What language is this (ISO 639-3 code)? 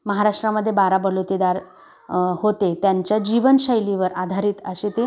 mar